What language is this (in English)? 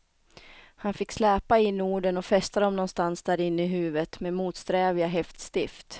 Swedish